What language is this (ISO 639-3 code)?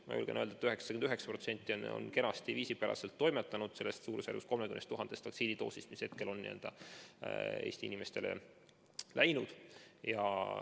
est